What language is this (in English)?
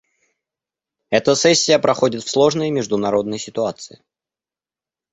Russian